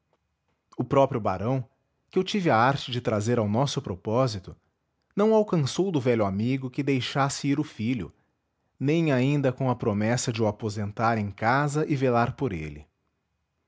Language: Portuguese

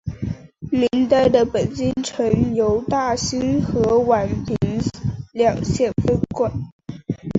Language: Chinese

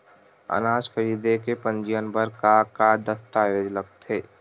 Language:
Chhattisgarhi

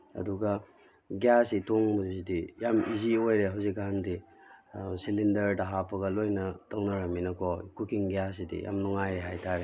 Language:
Manipuri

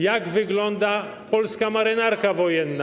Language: Polish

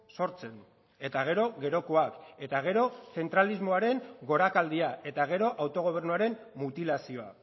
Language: Basque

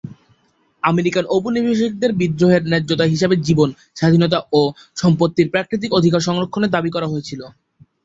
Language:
Bangla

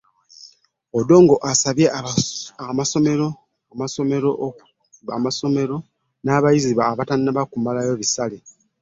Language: Ganda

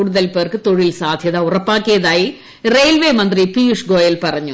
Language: Malayalam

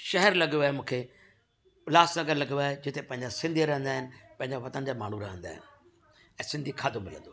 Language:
Sindhi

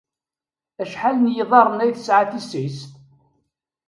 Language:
Kabyle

